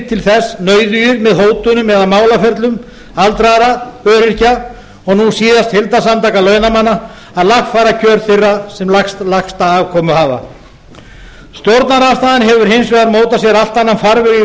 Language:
Icelandic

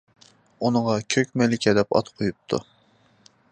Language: Uyghur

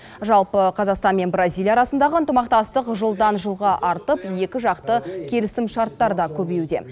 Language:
Kazakh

